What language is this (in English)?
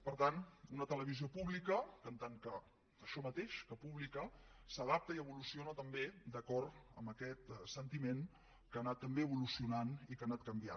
Catalan